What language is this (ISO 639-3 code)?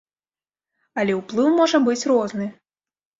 bel